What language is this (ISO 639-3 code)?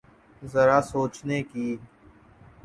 urd